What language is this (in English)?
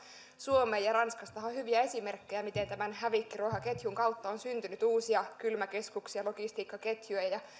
Finnish